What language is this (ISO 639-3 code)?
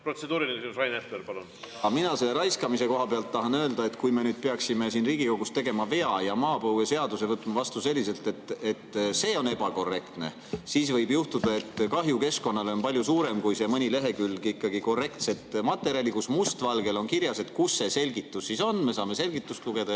est